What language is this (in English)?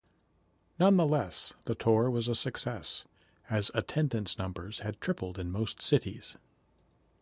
English